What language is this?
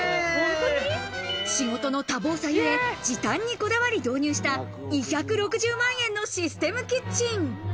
Japanese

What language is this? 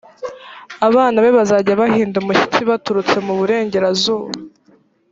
Kinyarwanda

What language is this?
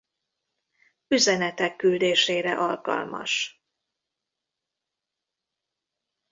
Hungarian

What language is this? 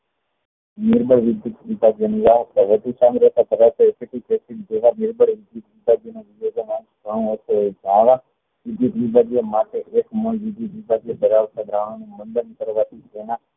Gujarati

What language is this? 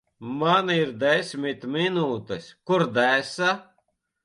Latvian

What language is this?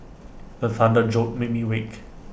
English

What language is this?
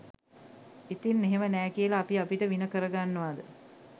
Sinhala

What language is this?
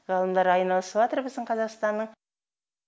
Kazakh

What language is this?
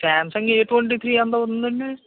Telugu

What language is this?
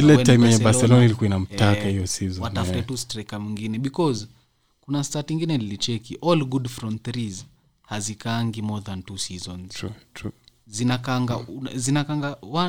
Swahili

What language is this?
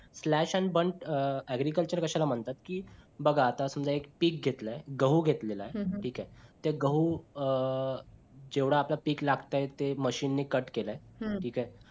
Marathi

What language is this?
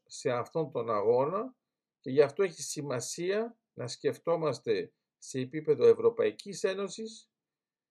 Greek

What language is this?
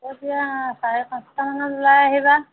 Assamese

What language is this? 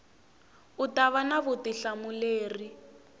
Tsonga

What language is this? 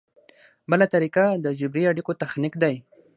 Pashto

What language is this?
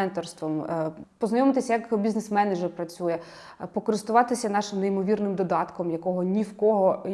Ukrainian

